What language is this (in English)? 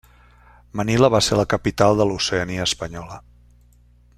Catalan